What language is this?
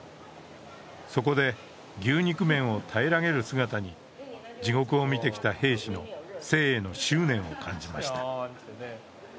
Japanese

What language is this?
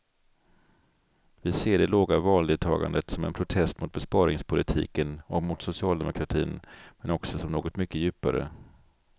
Swedish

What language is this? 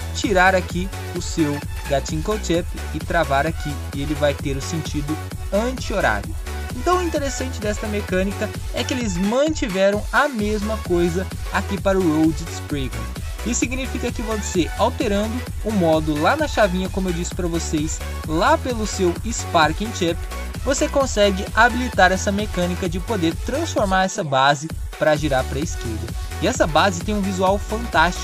Portuguese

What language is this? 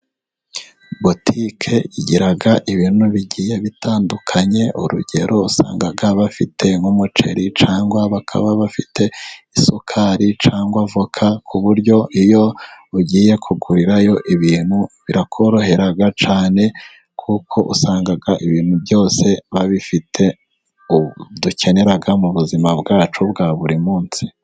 Kinyarwanda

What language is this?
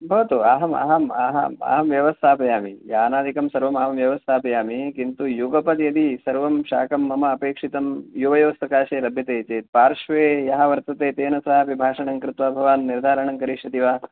Sanskrit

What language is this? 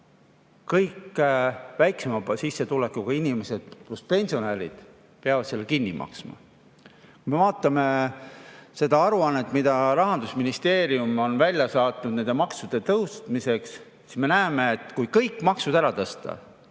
Estonian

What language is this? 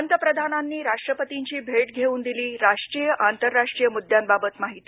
Marathi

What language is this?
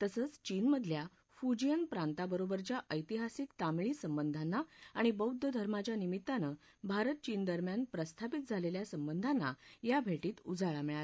Marathi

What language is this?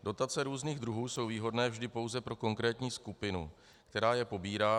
Czech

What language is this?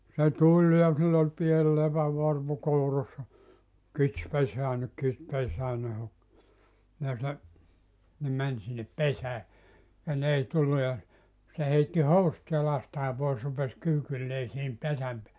Finnish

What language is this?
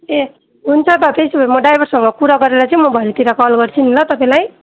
Nepali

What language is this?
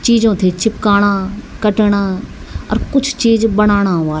Garhwali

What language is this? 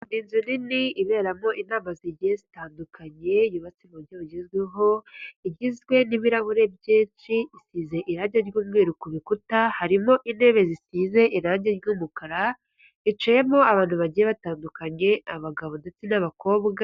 Kinyarwanda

